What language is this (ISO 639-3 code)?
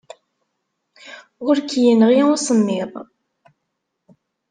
kab